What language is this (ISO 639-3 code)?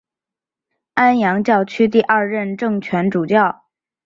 zho